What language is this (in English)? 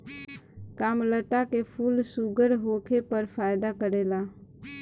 Bhojpuri